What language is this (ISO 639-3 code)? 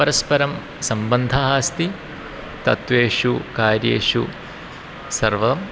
san